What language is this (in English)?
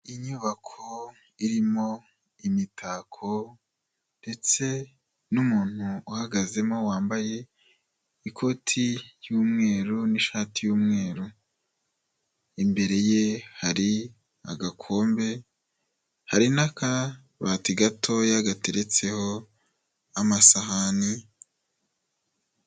Kinyarwanda